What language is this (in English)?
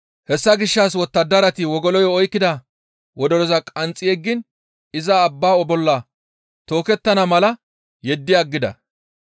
Gamo